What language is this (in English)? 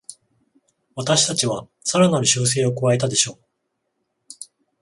Japanese